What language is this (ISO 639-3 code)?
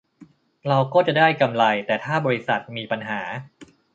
tha